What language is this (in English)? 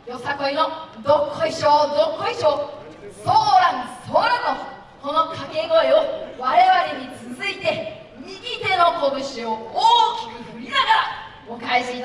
Japanese